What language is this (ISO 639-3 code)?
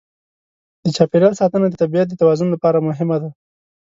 pus